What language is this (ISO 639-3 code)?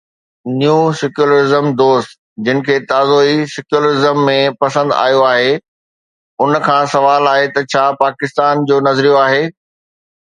snd